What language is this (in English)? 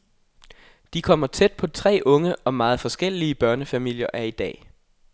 Danish